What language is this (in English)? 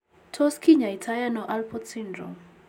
Kalenjin